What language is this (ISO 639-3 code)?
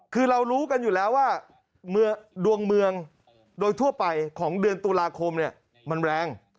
tha